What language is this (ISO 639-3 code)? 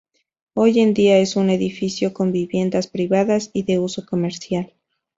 spa